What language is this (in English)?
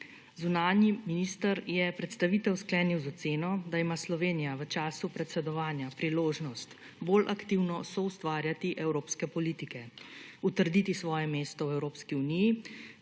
Slovenian